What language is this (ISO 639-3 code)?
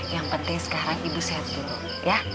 ind